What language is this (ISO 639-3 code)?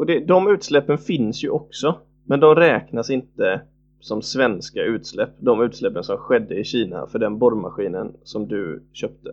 swe